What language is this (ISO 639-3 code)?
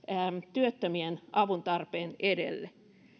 fin